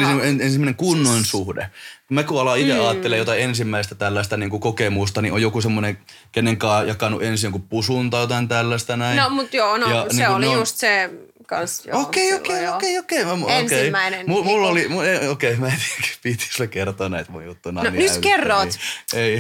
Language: Finnish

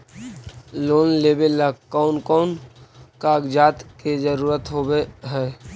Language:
Magahi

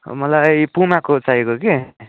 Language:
Nepali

